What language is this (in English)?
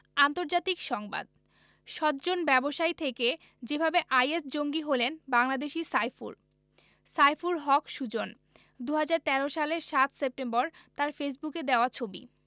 Bangla